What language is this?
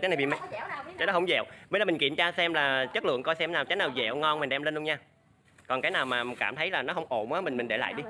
Vietnamese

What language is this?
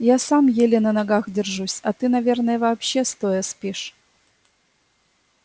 Russian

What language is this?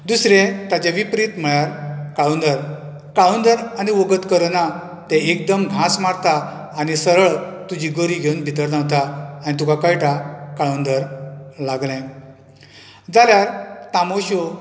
Konkani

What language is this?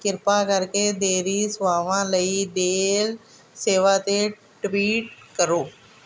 Punjabi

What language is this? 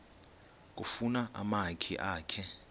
Xhosa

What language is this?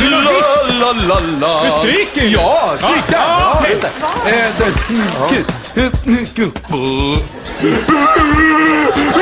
Swedish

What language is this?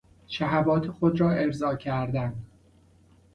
Persian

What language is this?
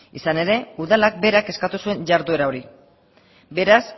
Basque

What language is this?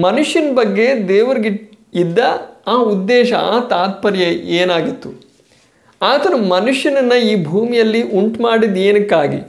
Kannada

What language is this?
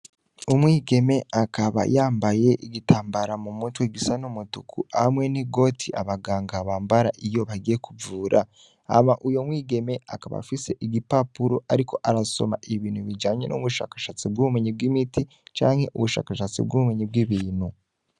Rundi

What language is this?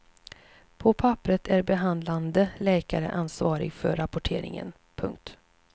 Swedish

